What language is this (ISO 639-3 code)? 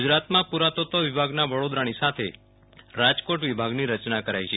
guj